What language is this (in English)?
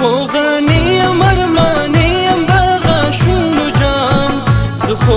Greek